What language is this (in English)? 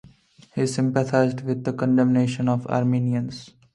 English